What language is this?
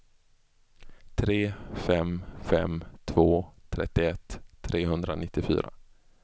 Swedish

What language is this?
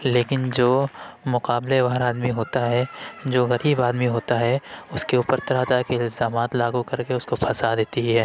Urdu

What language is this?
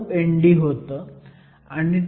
Marathi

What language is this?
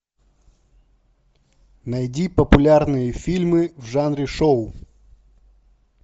Russian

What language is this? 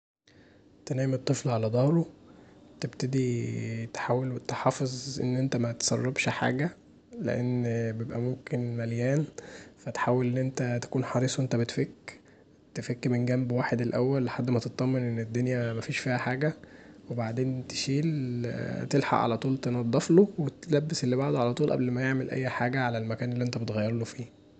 Egyptian Arabic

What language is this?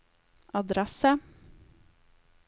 Norwegian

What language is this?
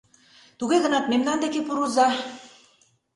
Mari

